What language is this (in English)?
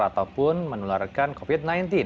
Indonesian